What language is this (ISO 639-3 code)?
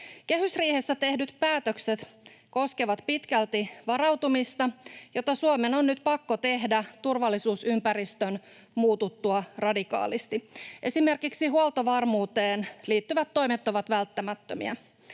fin